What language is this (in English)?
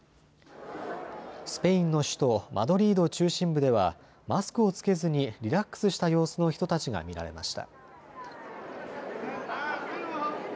Japanese